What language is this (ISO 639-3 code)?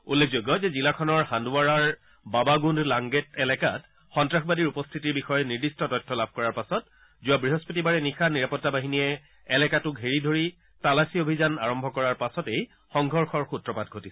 asm